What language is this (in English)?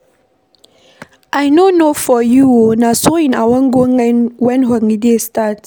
Nigerian Pidgin